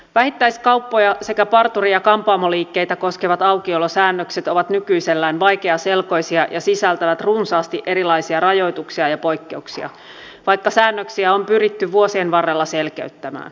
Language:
Finnish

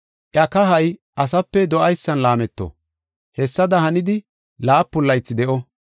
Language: Gofa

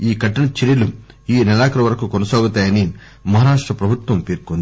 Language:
Telugu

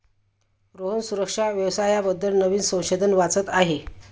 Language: Marathi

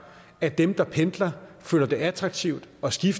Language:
Danish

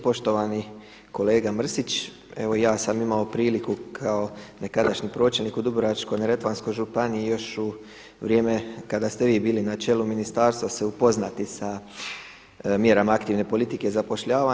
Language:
Croatian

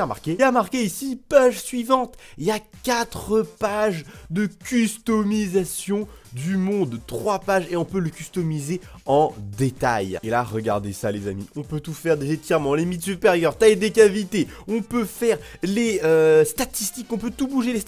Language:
French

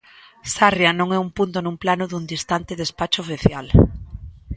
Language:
Galician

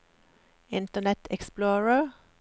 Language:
Norwegian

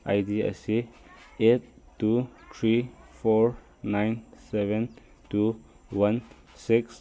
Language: Manipuri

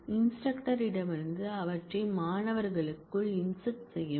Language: Tamil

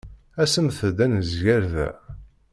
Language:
Kabyle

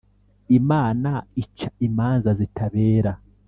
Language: Kinyarwanda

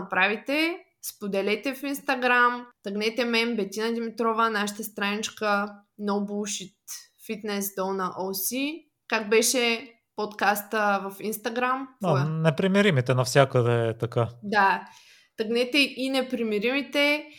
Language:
Bulgarian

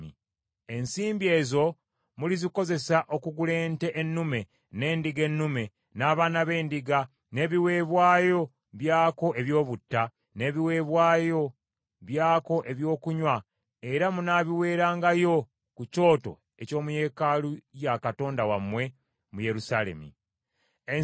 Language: Ganda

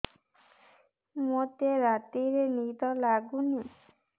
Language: Odia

